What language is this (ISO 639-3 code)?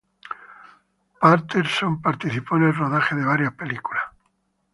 spa